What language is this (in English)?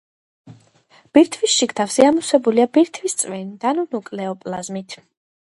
Georgian